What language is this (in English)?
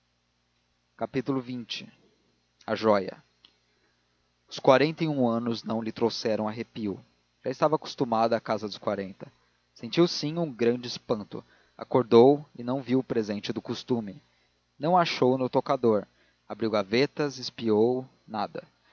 Portuguese